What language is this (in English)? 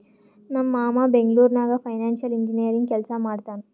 Kannada